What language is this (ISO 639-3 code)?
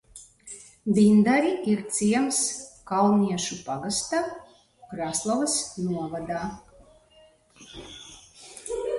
lav